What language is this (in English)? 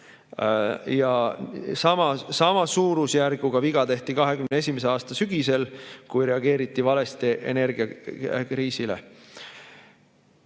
Estonian